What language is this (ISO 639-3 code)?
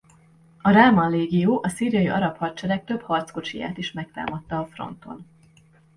hun